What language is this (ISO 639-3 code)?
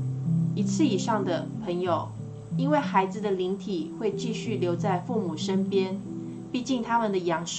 zho